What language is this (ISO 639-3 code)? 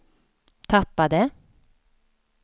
swe